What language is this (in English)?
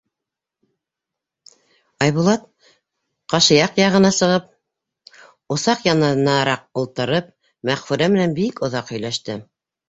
Bashkir